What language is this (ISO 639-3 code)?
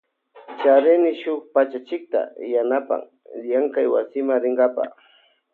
qvj